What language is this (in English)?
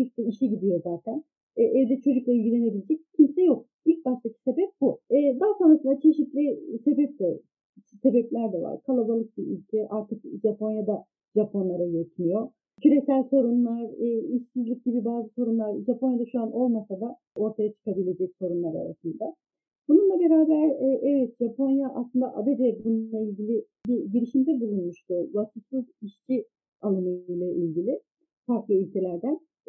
Turkish